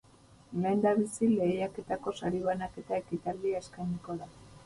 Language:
Basque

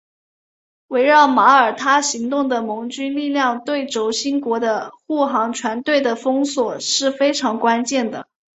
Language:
Chinese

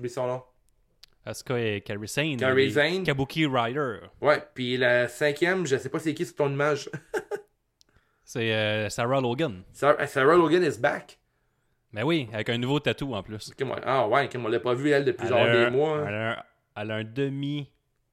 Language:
French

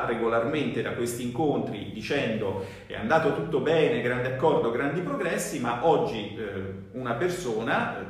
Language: Italian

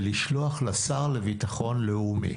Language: Hebrew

